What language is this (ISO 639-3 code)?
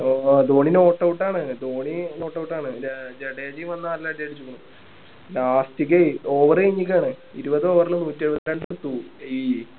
mal